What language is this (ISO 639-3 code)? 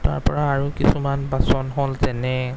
asm